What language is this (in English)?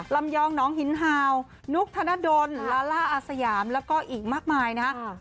Thai